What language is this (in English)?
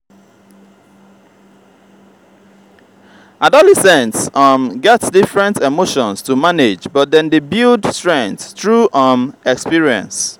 Nigerian Pidgin